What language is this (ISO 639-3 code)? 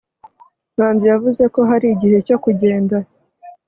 kin